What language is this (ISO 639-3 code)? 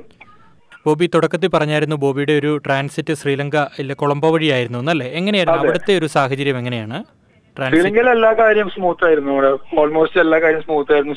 mal